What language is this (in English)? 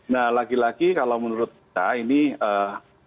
Indonesian